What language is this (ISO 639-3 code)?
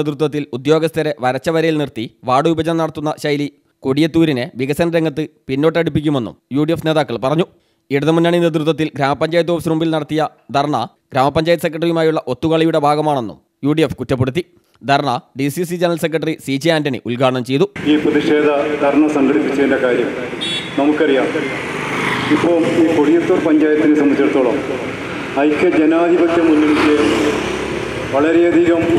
mal